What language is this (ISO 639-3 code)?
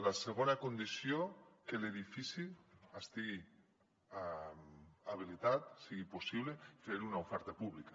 cat